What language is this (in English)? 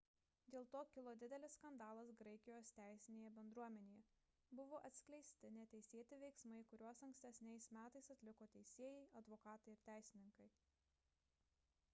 Lithuanian